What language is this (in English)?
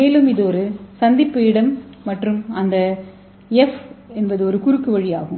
Tamil